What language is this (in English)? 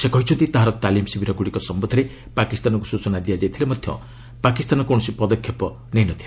Odia